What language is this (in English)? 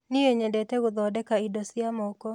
Kikuyu